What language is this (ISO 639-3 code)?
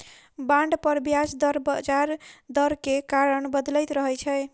mai